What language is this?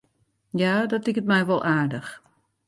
Western Frisian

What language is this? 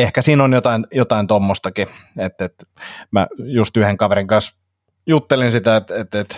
Finnish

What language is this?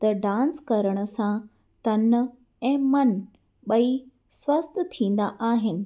Sindhi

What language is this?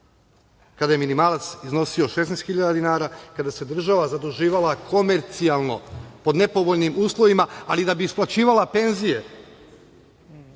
Serbian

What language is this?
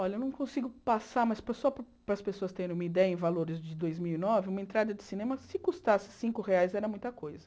Portuguese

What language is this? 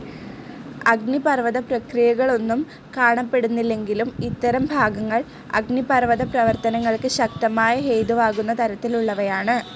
Malayalam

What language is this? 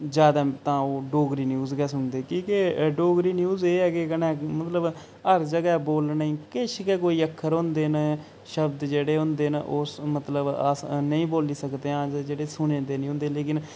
Dogri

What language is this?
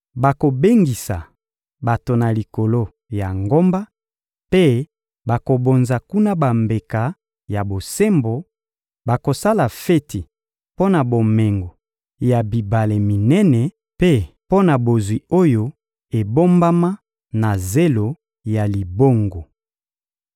Lingala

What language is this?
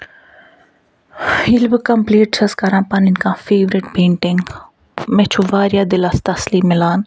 Kashmiri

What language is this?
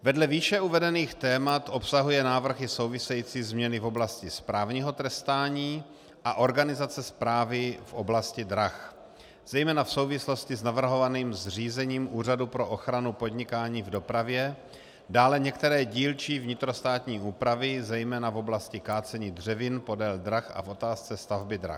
Czech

